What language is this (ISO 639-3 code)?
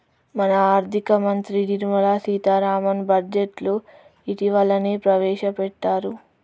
tel